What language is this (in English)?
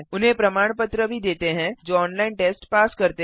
Hindi